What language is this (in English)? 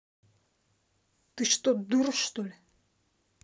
Russian